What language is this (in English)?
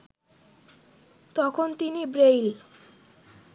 Bangla